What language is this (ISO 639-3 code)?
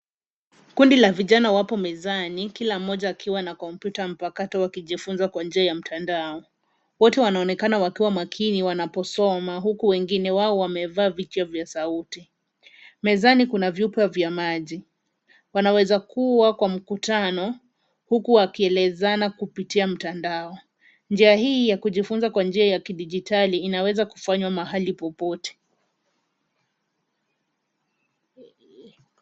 swa